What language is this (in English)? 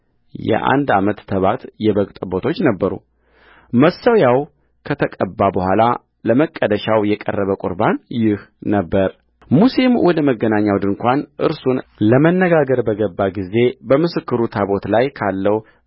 Amharic